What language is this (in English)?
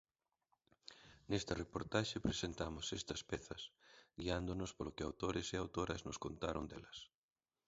Galician